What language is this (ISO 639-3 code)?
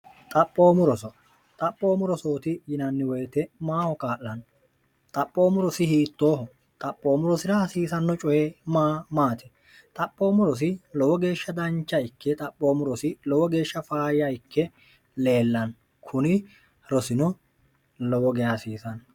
sid